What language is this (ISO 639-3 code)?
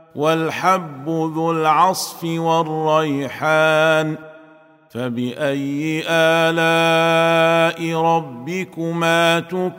ara